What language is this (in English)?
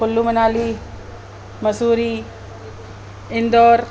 Sindhi